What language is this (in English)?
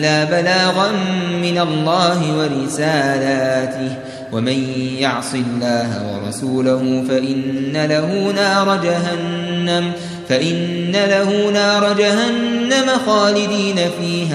Arabic